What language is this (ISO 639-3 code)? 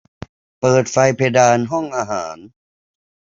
tha